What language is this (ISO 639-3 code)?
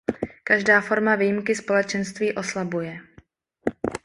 ces